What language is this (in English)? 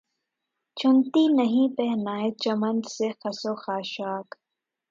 Urdu